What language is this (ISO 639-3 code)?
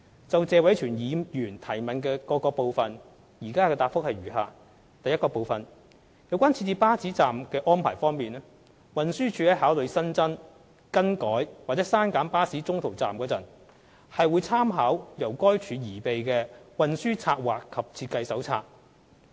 yue